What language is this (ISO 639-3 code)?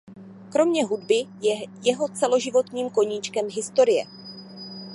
ces